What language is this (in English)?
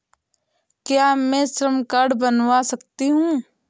Hindi